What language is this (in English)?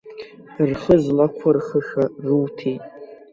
Abkhazian